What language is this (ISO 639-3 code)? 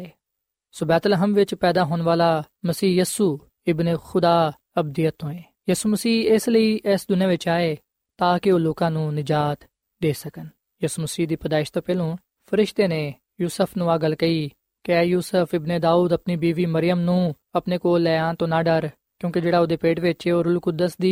pan